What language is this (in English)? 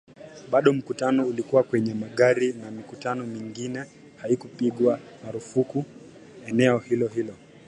Swahili